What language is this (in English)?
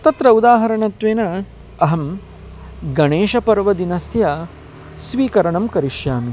Sanskrit